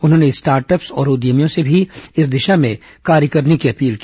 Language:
Hindi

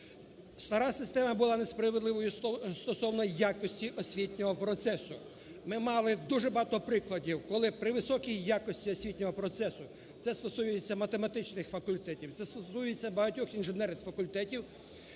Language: Ukrainian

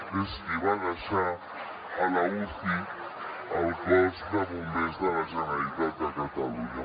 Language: Catalan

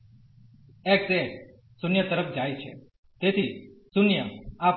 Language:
Gujarati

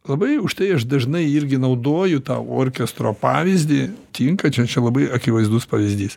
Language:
Lithuanian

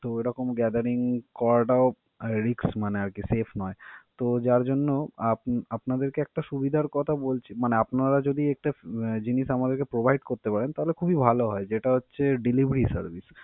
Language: Bangla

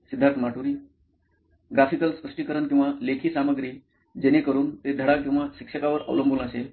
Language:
Marathi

